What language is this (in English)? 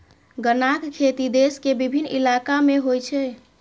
Maithili